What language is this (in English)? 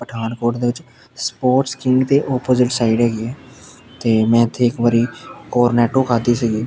Punjabi